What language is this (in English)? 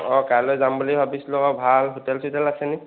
Assamese